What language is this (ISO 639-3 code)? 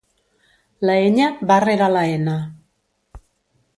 cat